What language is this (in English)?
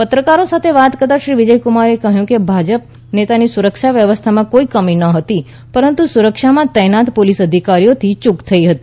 Gujarati